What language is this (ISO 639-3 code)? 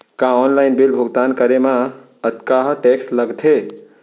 hne